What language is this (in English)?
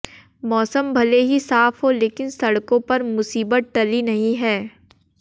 Hindi